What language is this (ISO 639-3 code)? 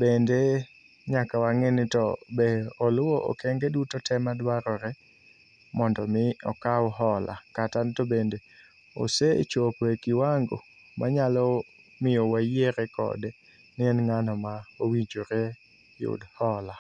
luo